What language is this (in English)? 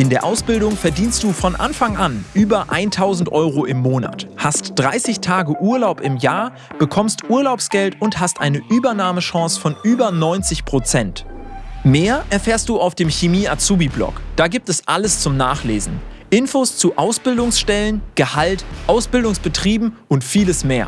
German